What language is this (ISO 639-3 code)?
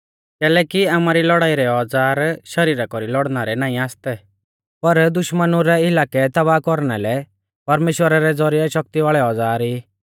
bfz